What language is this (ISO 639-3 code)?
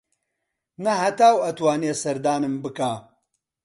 ckb